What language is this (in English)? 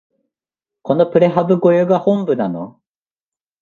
Japanese